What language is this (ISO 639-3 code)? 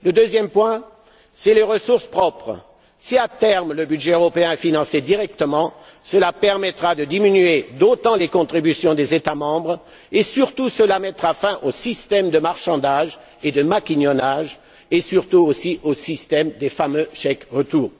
fra